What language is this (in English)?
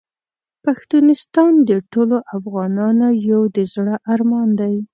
Pashto